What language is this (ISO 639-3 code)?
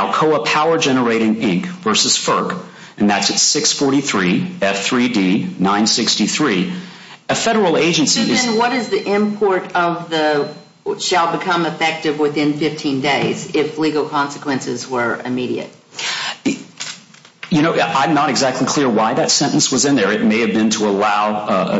eng